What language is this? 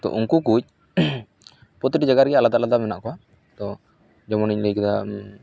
Santali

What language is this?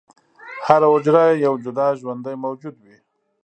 Pashto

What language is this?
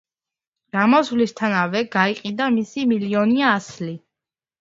Georgian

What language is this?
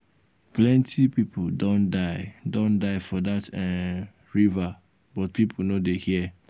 Nigerian Pidgin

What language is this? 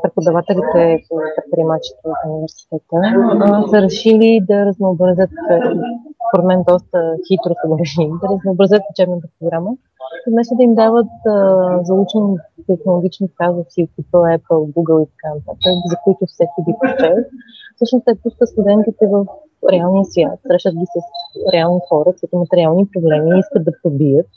Bulgarian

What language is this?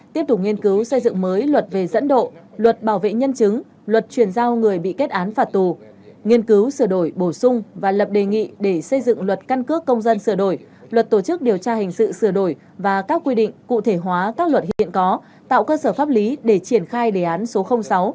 Vietnamese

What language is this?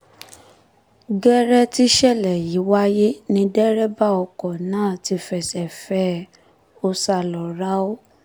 Yoruba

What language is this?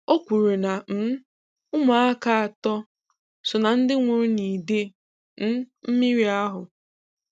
Igbo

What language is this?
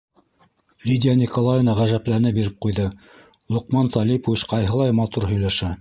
Bashkir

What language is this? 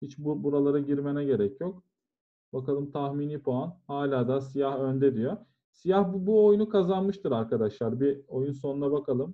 Turkish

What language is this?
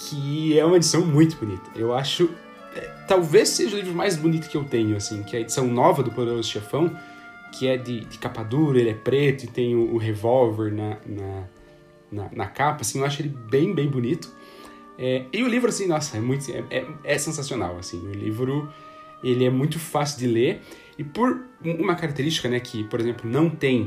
Portuguese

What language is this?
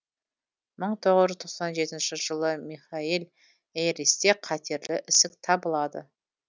Kazakh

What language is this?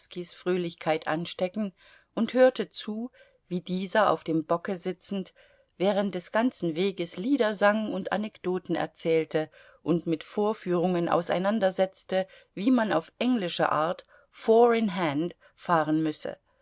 German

